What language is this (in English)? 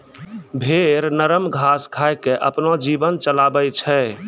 Maithili